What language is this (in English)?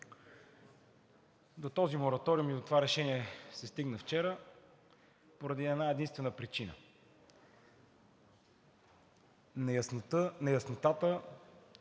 Bulgarian